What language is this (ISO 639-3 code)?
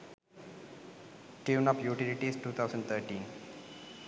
sin